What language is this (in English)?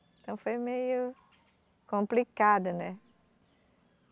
Portuguese